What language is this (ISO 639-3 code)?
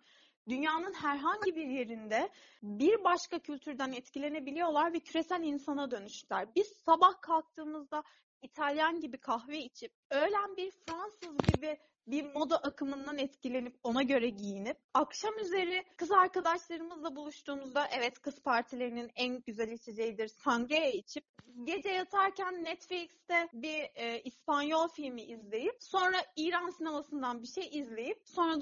tur